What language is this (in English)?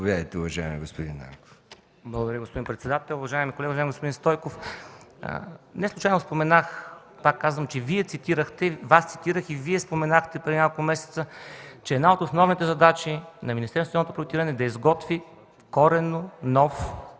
Bulgarian